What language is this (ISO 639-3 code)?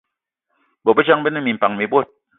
eto